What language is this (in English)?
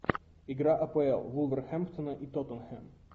Russian